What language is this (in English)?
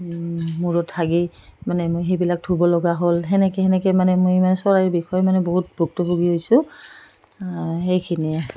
Assamese